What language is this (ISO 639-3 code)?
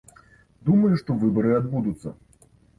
bel